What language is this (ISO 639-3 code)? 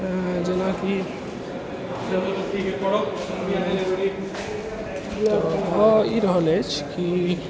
mai